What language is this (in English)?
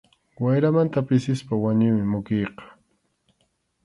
Arequipa-La Unión Quechua